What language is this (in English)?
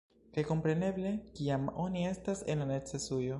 Esperanto